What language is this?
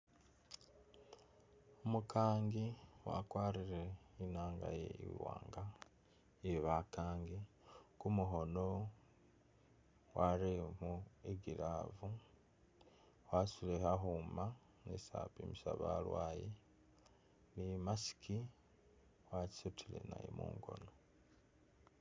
Masaaba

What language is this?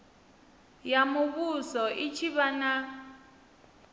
Venda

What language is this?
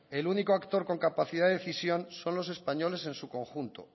Spanish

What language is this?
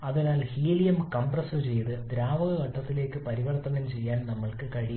Malayalam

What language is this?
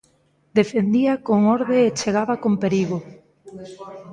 Galician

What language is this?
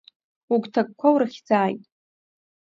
Abkhazian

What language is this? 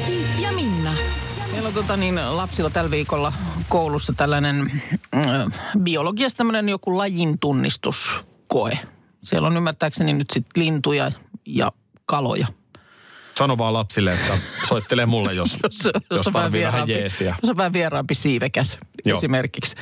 Finnish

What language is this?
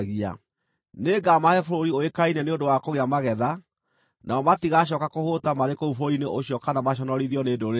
Kikuyu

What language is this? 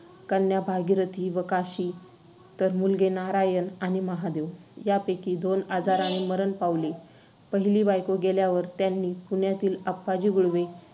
Marathi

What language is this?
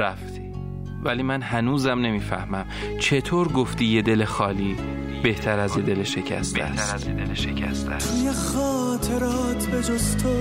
Persian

